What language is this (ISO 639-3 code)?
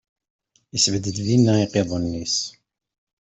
kab